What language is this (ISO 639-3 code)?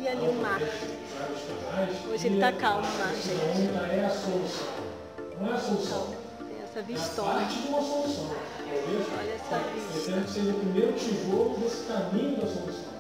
por